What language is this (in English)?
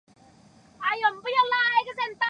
Chinese